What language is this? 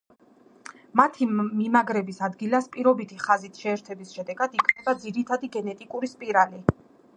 Georgian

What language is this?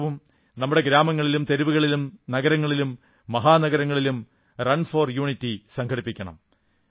Malayalam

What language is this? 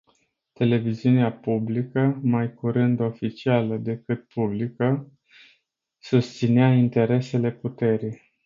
Romanian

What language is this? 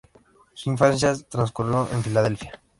Spanish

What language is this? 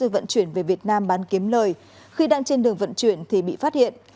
Vietnamese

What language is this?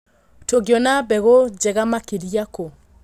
Kikuyu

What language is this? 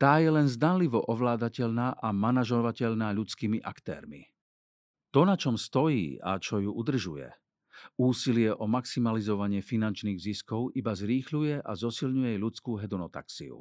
Slovak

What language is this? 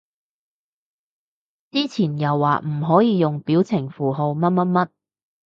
Cantonese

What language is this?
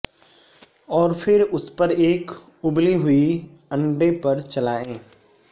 Urdu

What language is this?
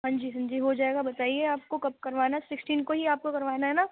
Urdu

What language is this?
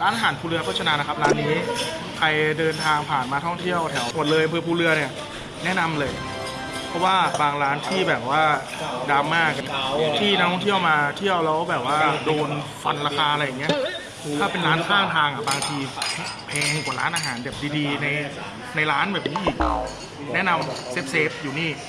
Thai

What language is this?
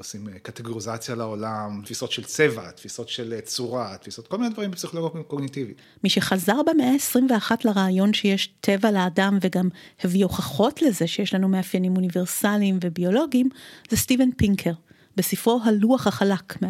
Hebrew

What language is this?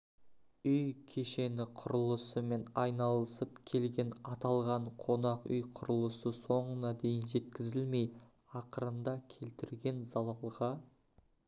Kazakh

